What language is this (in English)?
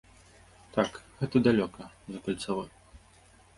Belarusian